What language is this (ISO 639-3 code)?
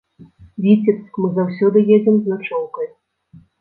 bel